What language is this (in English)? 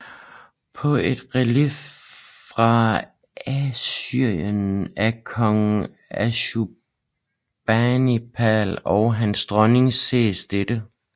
Danish